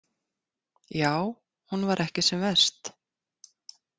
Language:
Icelandic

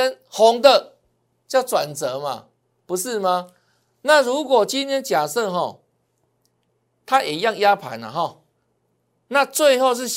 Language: Chinese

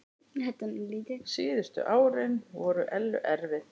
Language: Icelandic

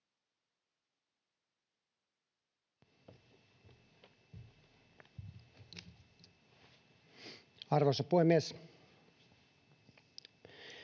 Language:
Finnish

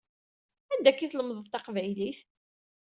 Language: Kabyle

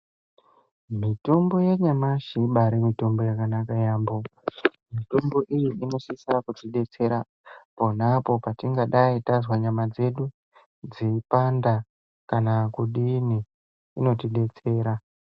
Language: Ndau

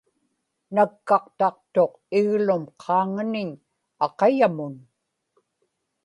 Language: Inupiaq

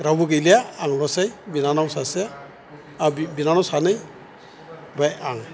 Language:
Bodo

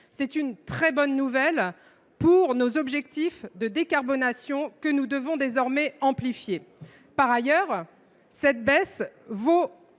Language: French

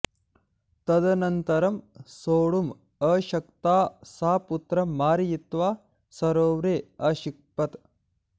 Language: Sanskrit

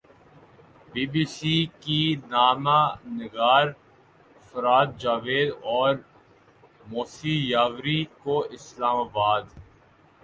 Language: Urdu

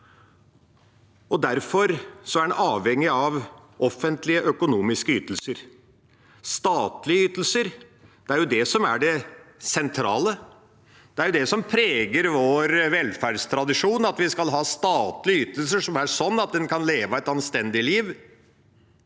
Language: Norwegian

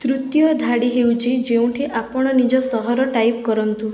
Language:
Odia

